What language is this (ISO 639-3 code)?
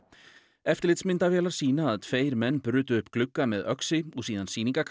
isl